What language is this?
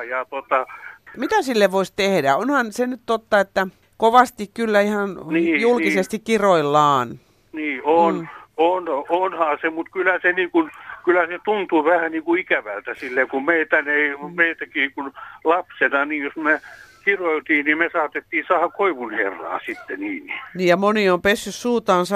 Finnish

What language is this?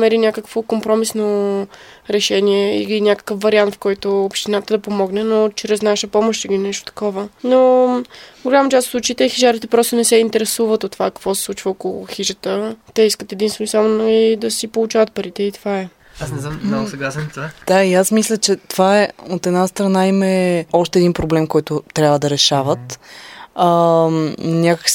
Bulgarian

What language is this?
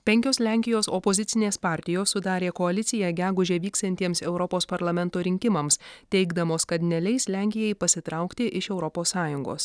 Lithuanian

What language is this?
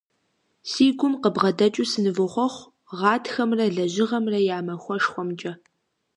Kabardian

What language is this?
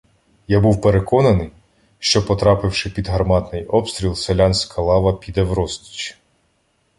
Ukrainian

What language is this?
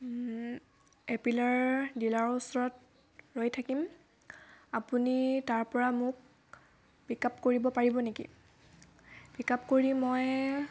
Assamese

